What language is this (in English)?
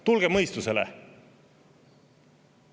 Estonian